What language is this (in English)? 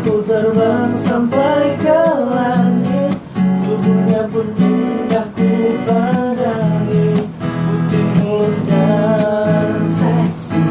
Indonesian